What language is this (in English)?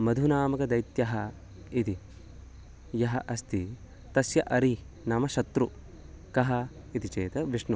Sanskrit